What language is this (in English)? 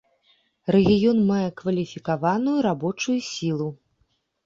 Belarusian